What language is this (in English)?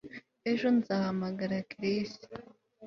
Kinyarwanda